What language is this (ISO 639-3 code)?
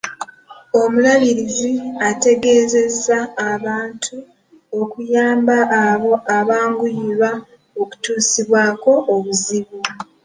lug